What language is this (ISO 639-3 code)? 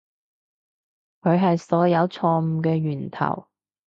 yue